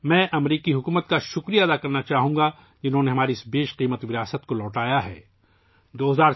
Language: Urdu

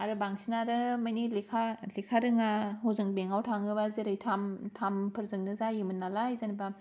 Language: Bodo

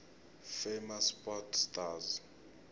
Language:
South Ndebele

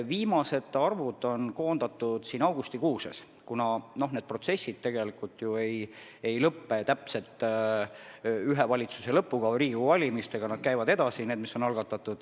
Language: Estonian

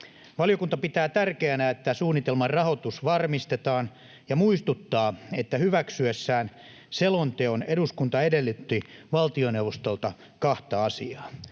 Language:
Finnish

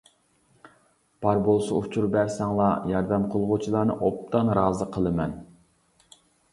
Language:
Uyghur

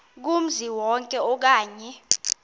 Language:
Xhosa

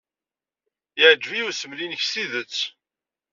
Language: Kabyle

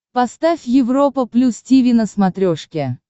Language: Russian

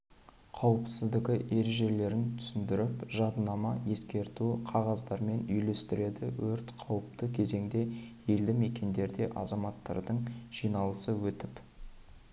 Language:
Kazakh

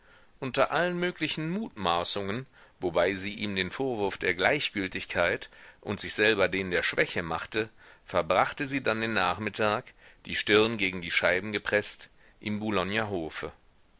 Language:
German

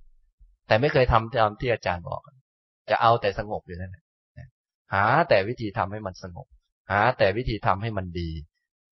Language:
Thai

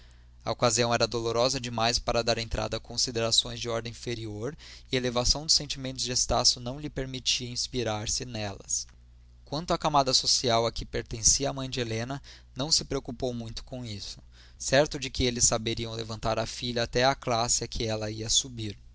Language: Portuguese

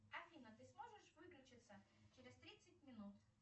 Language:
Russian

